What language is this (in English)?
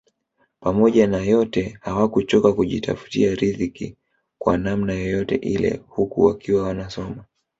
Swahili